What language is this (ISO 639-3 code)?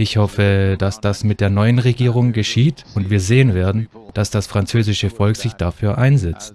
deu